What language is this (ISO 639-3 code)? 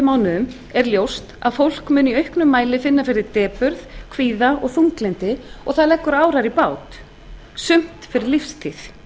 isl